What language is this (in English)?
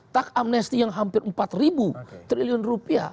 Indonesian